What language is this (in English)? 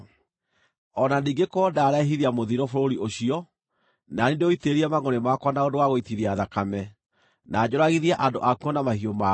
Kikuyu